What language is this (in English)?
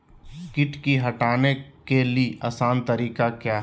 Magahi